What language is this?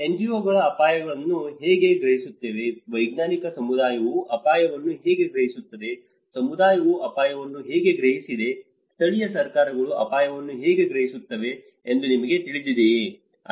Kannada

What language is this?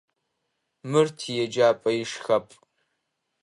Adyghe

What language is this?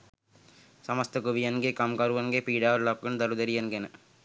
Sinhala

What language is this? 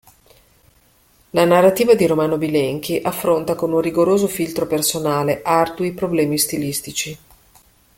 Italian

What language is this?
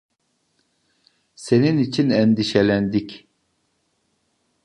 Turkish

